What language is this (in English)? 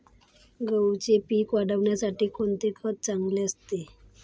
Marathi